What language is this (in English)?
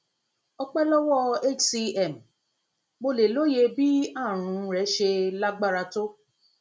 Yoruba